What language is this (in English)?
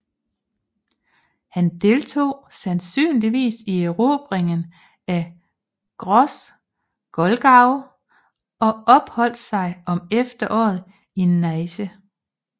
Danish